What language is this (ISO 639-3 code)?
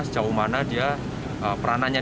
ind